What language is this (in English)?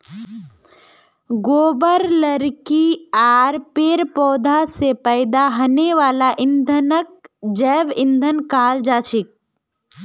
Magahi